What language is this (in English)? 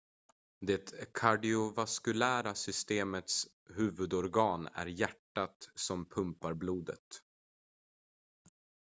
Swedish